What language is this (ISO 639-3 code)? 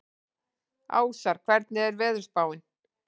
isl